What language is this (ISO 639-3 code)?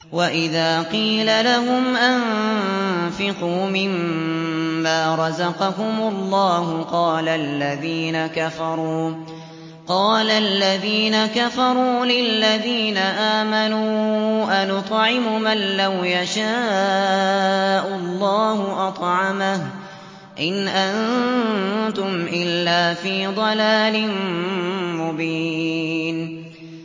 ara